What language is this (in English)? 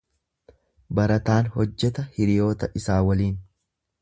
Oromo